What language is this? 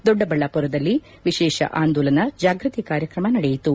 Kannada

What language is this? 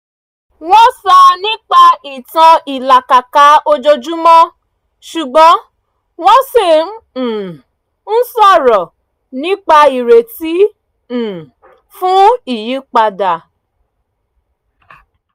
Yoruba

